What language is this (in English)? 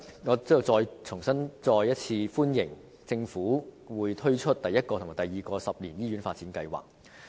Cantonese